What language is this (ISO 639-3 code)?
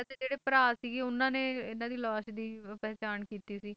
pan